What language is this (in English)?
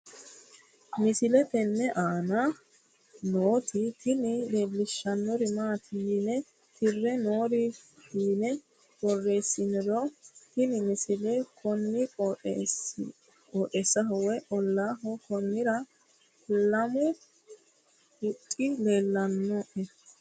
Sidamo